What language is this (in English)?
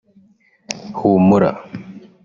Kinyarwanda